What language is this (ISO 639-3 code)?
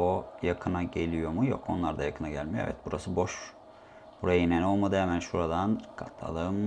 tur